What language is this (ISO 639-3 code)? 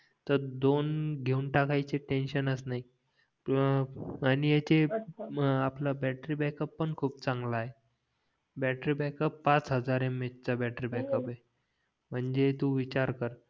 mar